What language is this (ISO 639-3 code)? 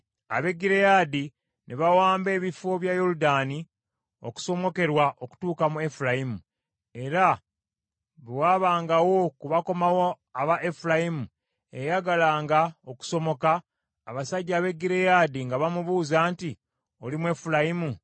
lug